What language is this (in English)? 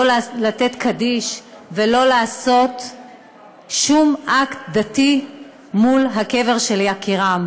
Hebrew